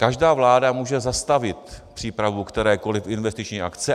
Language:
Czech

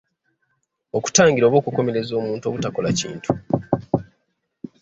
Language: Ganda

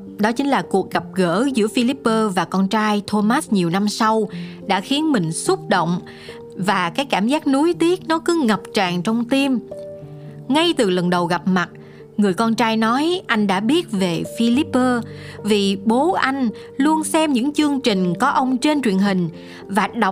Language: Vietnamese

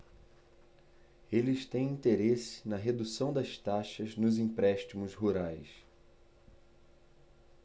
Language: Portuguese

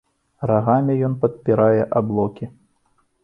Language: Belarusian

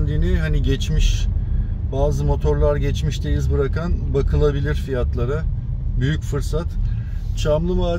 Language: Turkish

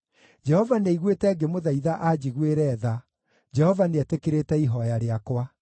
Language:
Kikuyu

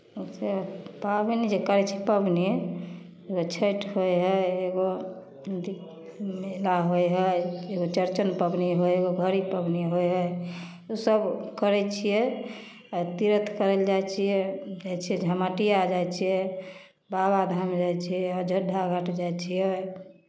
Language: Maithili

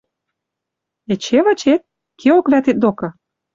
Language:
Western Mari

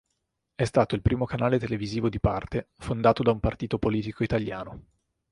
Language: Italian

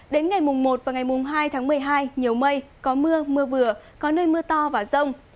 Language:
Vietnamese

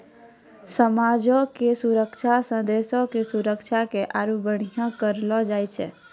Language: Maithili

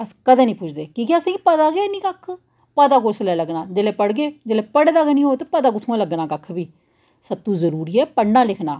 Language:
Dogri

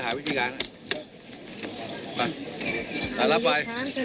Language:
Thai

